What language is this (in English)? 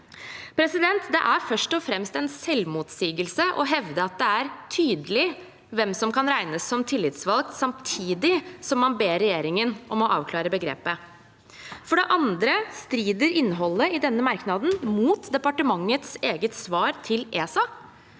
Norwegian